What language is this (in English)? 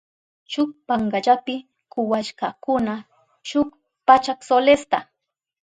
Southern Pastaza Quechua